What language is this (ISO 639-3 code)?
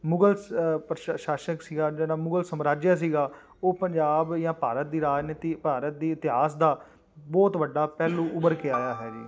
pan